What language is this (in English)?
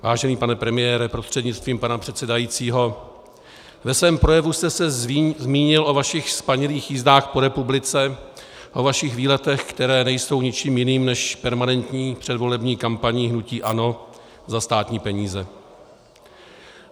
Czech